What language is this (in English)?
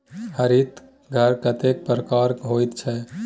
Maithili